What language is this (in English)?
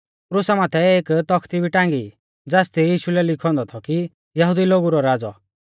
Mahasu Pahari